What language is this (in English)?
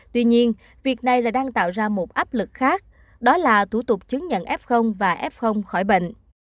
Vietnamese